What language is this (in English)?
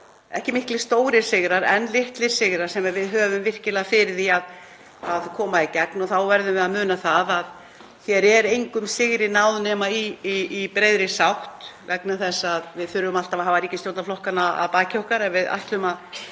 Icelandic